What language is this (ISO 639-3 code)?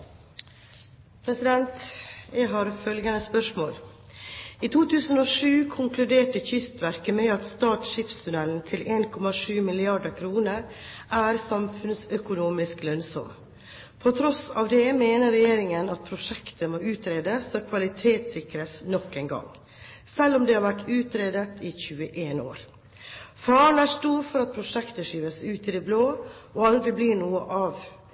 nob